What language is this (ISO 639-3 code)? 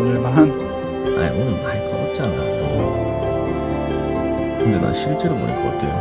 kor